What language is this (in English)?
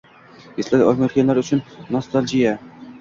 Uzbek